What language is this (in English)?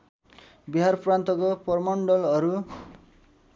Nepali